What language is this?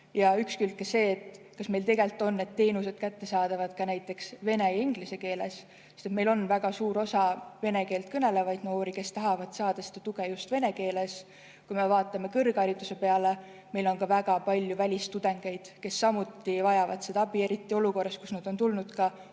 Estonian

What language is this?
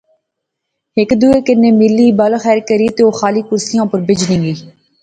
Pahari-Potwari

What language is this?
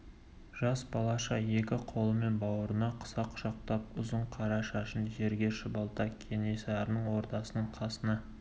Kazakh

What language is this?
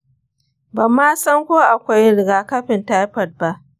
Hausa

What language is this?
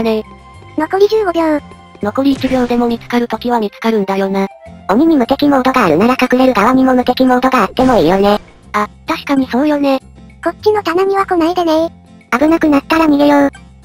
Japanese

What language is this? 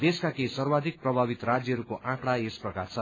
Nepali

